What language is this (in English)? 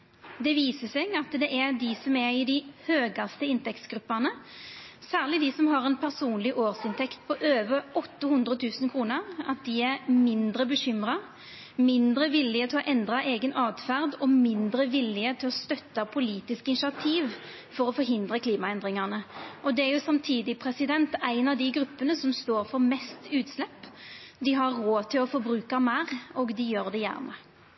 Norwegian Nynorsk